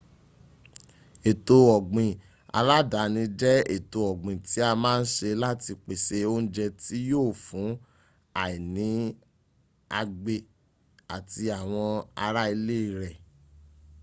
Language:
Yoruba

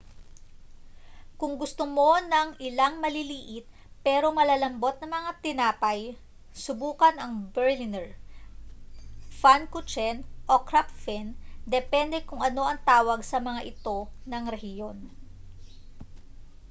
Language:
Filipino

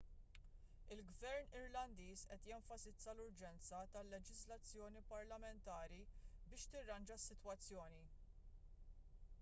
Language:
Maltese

